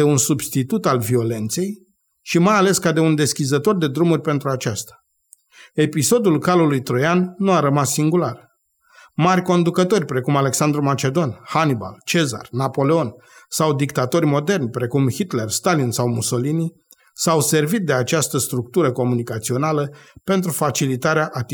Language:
Romanian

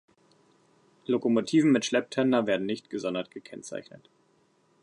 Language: German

